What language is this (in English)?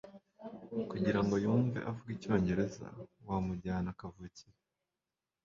Kinyarwanda